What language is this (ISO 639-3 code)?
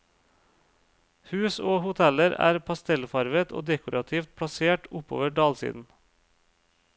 nor